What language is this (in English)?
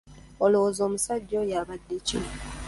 Ganda